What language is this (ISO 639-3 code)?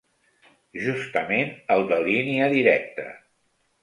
cat